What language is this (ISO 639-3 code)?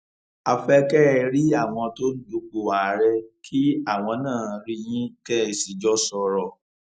yor